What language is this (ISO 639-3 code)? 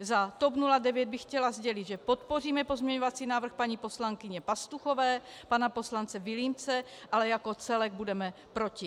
ces